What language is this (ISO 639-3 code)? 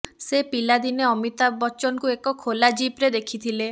ori